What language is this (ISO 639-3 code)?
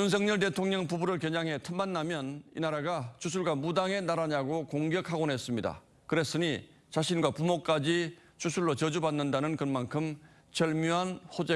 kor